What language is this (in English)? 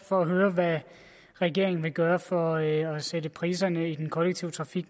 Danish